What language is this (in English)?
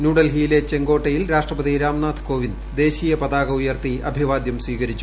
Malayalam